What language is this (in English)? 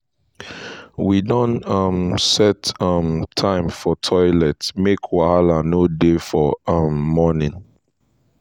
Nigerian Pidgin